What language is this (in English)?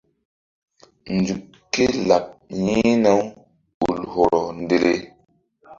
Mbum